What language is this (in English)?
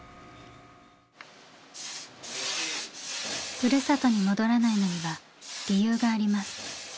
Japanese